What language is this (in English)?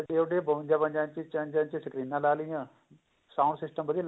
Punjabi